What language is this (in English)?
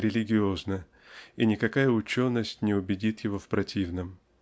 Russian